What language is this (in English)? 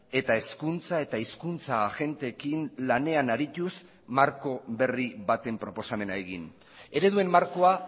Basque